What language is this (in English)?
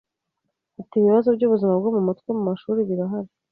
Kinyarwanda